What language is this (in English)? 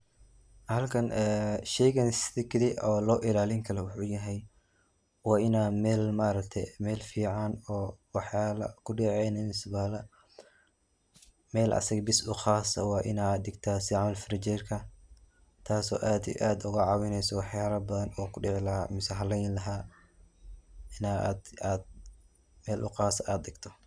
Somali